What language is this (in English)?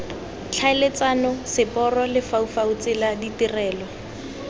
Tswana